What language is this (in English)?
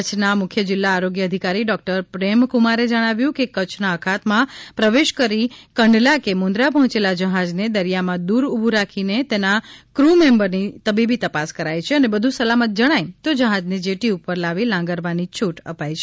Gujarati